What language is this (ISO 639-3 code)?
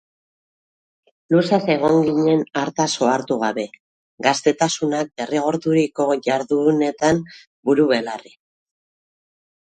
eus